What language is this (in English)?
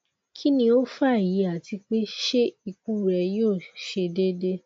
Yoruba